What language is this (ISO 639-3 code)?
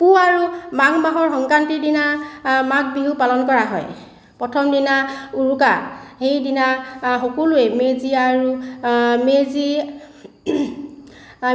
asm